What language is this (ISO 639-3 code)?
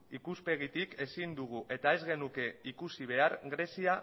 eus